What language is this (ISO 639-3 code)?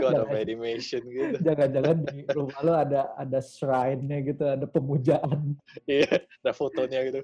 ind